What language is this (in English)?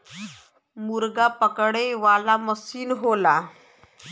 Bhojpuri